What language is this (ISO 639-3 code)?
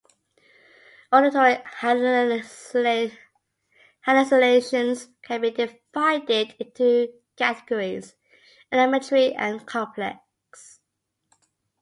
eng